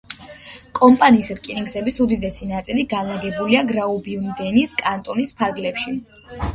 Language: Georgian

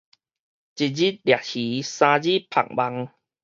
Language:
Min Nan Chinese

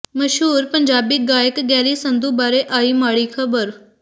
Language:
Punjabi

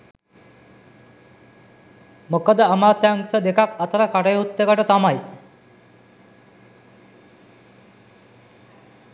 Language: Sinhala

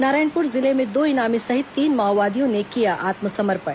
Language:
Hindi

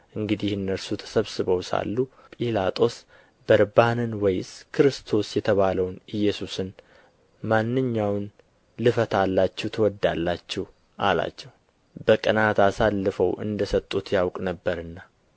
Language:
Amharic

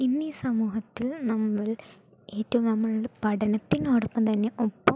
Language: Malayalam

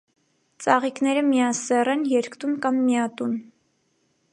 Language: Armenian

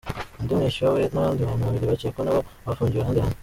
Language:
Kinyarwanda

